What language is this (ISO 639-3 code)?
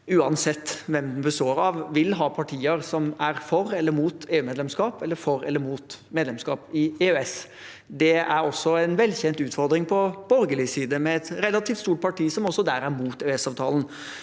nor